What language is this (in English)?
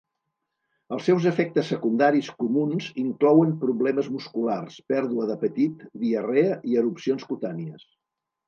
Catalan